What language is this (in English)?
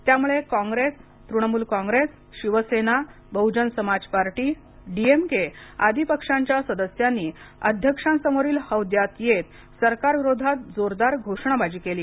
Marathi